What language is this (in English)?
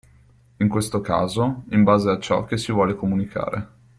Italian